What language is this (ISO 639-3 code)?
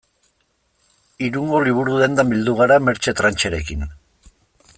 eus